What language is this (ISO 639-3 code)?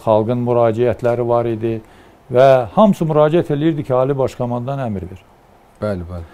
tur